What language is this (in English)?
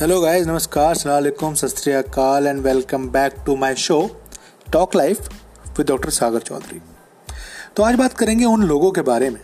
Hindi